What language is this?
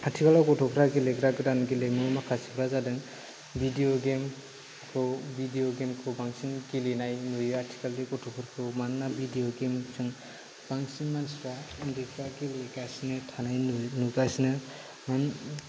Bodo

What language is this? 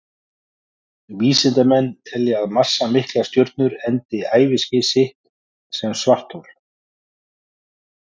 Icelandic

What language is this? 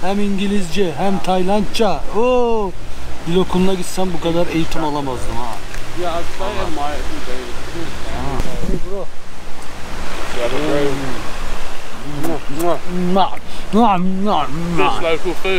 Turkish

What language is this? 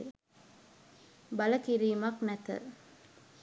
Sinhala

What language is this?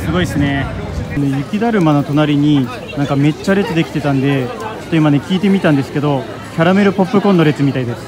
Japanese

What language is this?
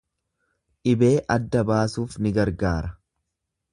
Oromo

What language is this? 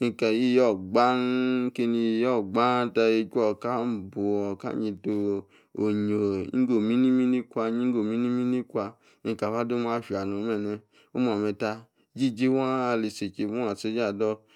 Yace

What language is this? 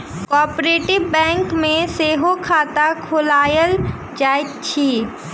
Maithili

